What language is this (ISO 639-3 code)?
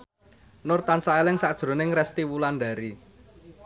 jav